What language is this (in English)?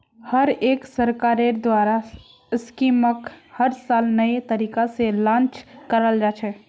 Magahi